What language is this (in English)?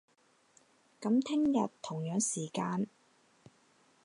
Cantonese